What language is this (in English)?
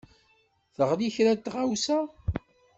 Kabyle